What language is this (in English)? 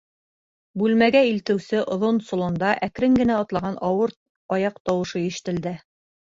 Bashkir